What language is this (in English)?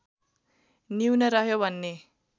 Nepali